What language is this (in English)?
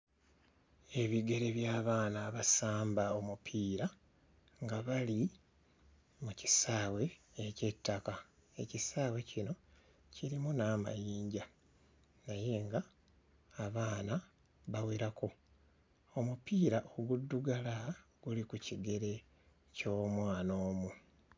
Ganda